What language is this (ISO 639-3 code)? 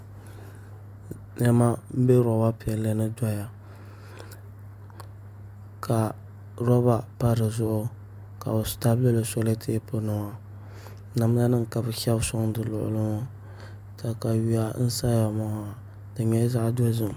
dag